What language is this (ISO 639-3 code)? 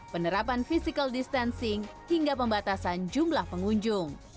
ind